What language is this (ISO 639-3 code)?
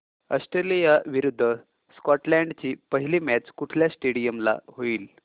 mar